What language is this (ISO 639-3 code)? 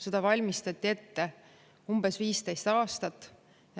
est